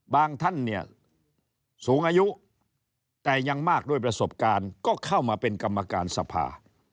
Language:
Thai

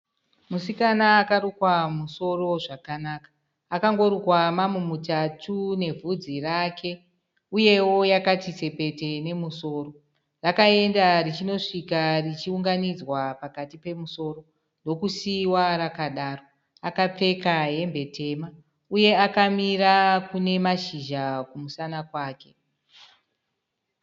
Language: Shona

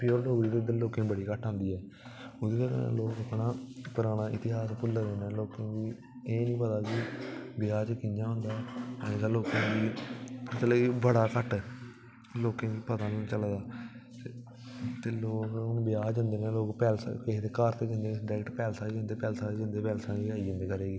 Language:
Dogri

